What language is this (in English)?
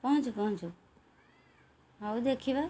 Odia